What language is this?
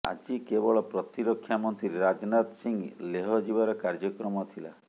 Odia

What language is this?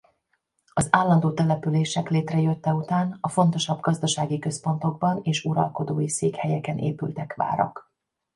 Hungarian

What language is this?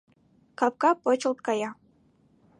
Mari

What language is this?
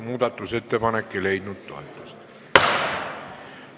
Estonian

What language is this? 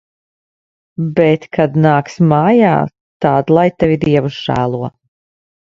Latvian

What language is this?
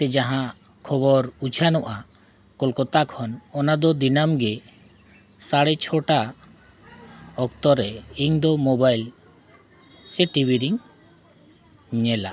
Santali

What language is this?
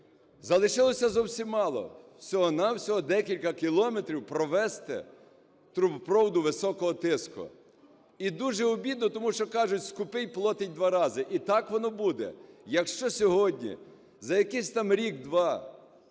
Ukrainian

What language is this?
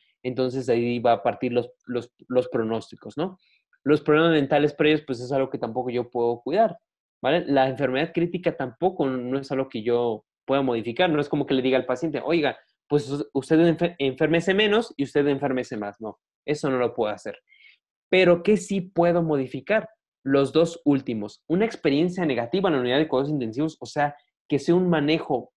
Spanish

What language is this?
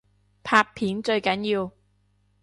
Cantonese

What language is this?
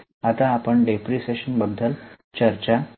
Marathi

